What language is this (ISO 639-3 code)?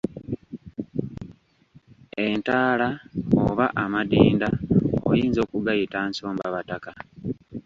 lug